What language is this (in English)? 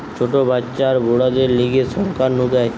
Bangla